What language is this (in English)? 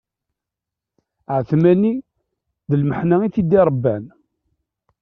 Kabyle